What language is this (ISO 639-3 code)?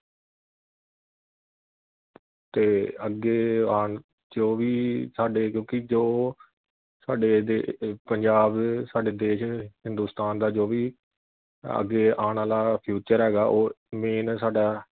pan